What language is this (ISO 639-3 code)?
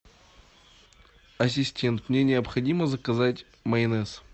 rus